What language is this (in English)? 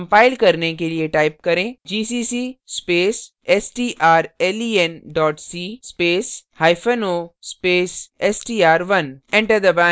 Hindi